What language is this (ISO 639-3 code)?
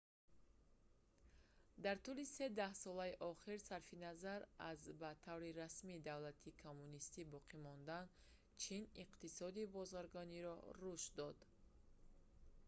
tgk